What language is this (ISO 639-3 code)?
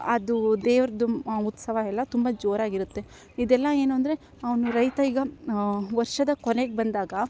kan